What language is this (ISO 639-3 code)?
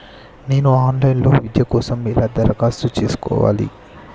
tel